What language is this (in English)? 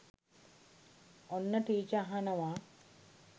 Sinhala